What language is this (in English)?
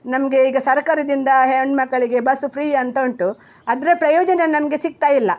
Kannada